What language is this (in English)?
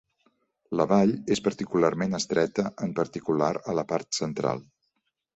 Catalan